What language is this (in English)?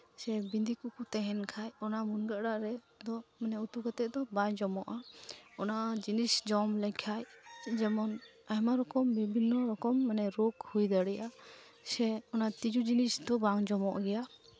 Santali